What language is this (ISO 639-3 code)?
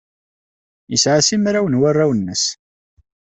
kab